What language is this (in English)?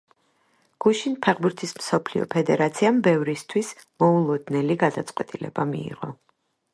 Georgian